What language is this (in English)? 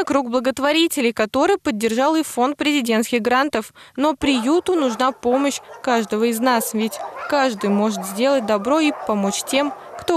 Russian